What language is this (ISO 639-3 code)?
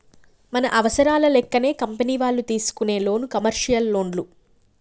tel